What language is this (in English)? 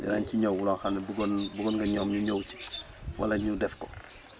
Wolof